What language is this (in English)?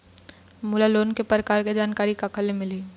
Chhattisgarhi